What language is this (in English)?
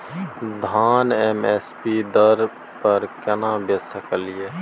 Maithili